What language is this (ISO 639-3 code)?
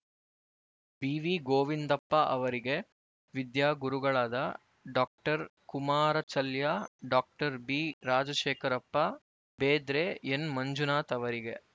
kan